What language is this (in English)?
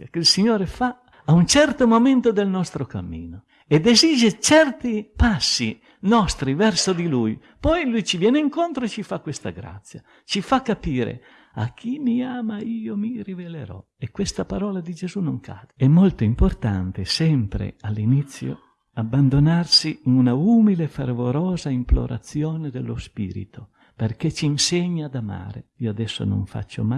Italian